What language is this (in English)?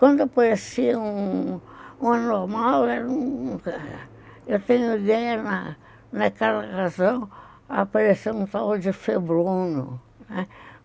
Portuguese